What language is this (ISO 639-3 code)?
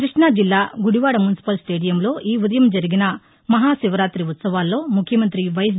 tel